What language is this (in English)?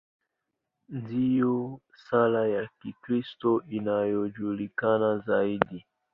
Swahili